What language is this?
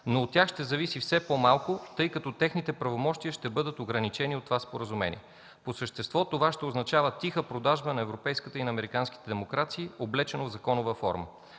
Bulgarian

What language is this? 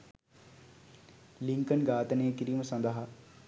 Sinhala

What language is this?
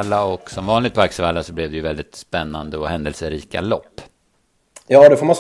Swedish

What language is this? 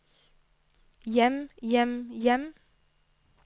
Norwegian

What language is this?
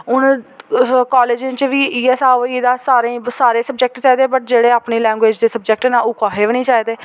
Dogri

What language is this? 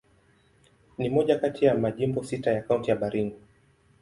Swahili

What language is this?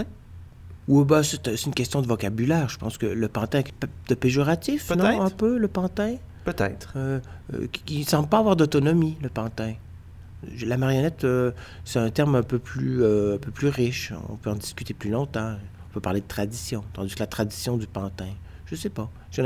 French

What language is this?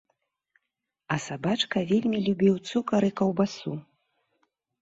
Belarusian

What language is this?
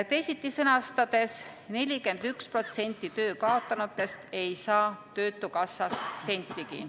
Estonian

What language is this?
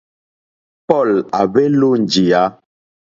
Mokpwe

